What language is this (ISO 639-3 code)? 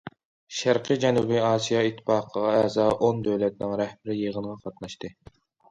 uig